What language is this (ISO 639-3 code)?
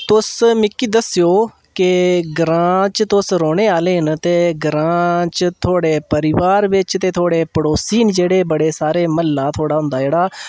doi